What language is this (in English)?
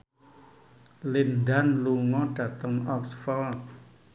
Javanese